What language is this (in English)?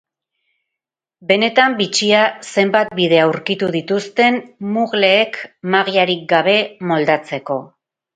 Basque